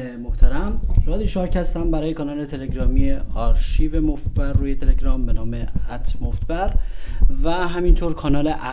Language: Persian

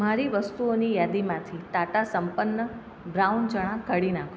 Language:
Gujarati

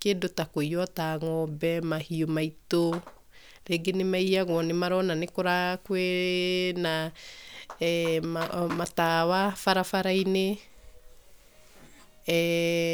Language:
Kikuyu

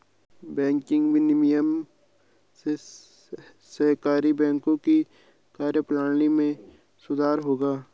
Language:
Hindi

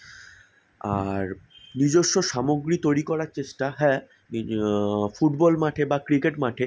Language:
Bangla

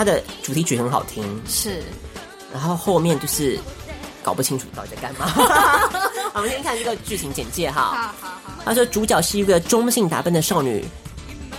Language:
Chinese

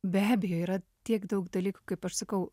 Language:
Lithuanian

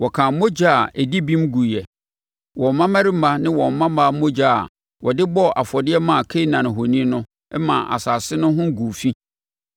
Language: Akan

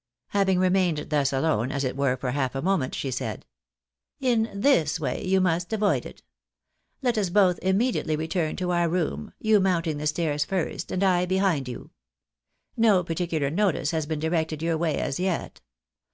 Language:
English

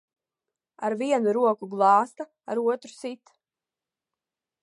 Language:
Latvian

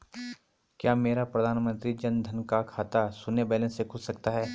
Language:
Hindi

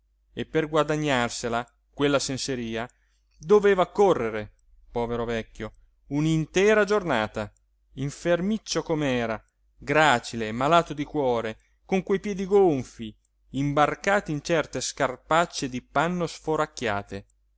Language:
Italian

